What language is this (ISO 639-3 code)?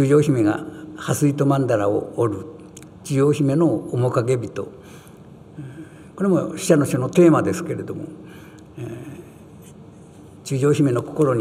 jpn